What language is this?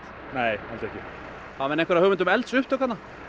Icelandic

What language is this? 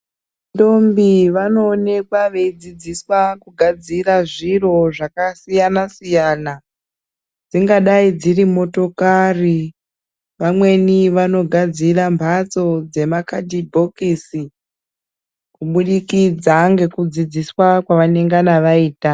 Ndau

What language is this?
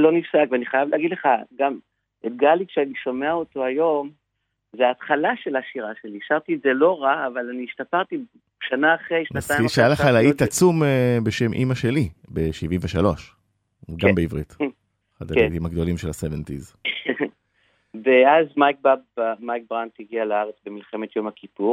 Hebrew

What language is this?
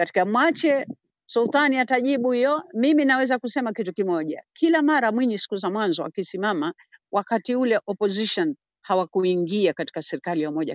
Swahili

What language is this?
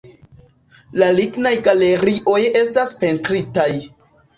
Esperanto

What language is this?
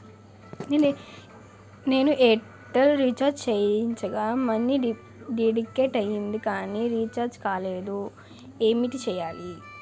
Telugu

